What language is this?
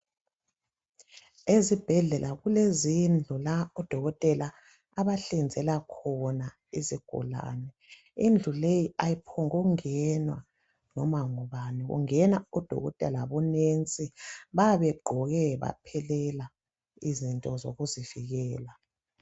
North Ndebele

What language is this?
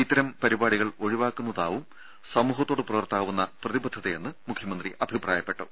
Malayalam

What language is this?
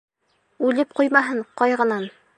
Bashkir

